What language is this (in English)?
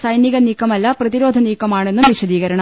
Malayalam